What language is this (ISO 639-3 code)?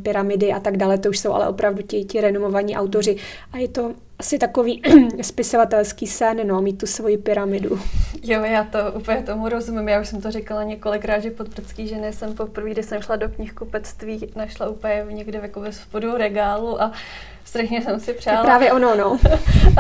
ces